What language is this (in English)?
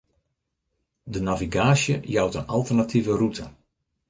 Western Frisian